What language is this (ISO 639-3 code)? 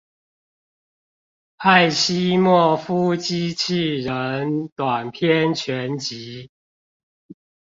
zho